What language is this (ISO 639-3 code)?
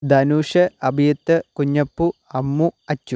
mal